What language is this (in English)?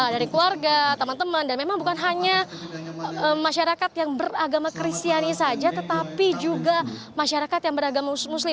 Indonesian